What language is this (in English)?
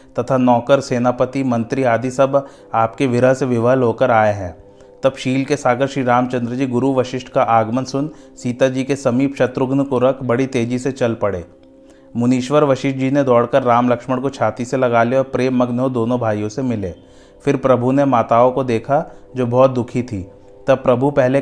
Hindi